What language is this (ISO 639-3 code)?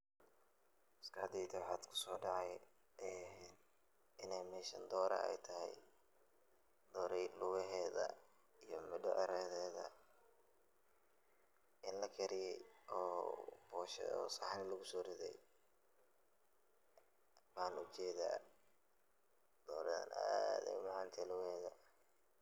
som